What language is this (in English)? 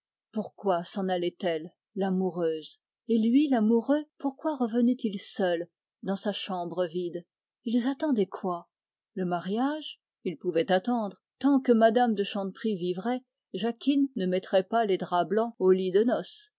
French